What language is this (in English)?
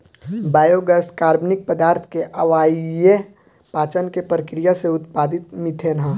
Bhojpuri